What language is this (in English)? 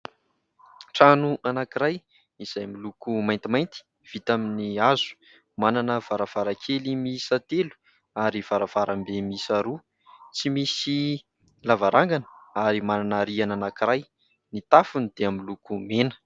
Malagasy